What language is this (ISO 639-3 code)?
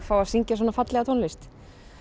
isl